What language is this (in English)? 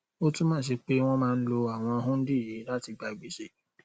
Yoruba